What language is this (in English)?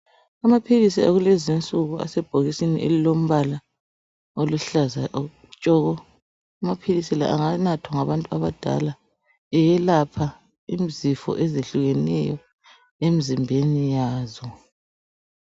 North Ndebele